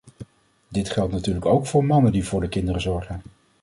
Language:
Dutch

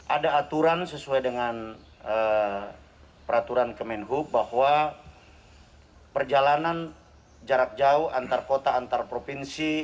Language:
Indonesian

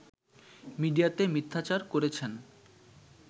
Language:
Bangla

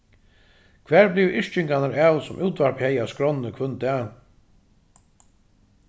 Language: Faroese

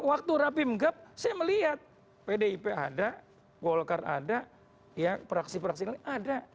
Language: Indonesian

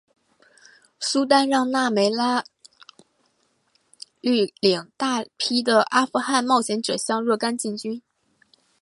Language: Chinese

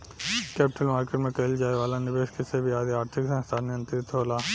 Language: Bhojpuri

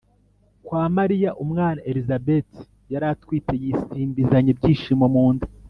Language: Kinyarwanda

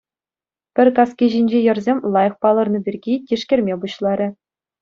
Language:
Chuvash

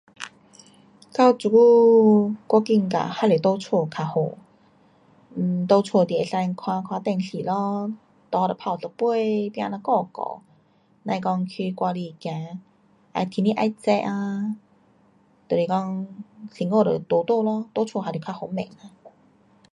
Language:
Pu-Xian Chinese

